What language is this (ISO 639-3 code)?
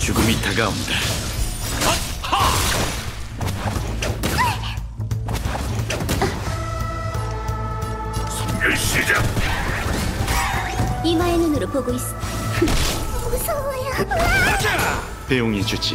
kor